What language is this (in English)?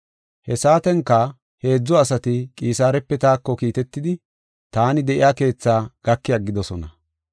Gofa